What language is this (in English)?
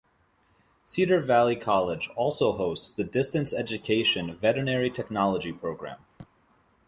English